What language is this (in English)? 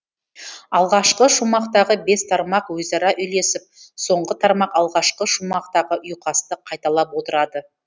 Kazakh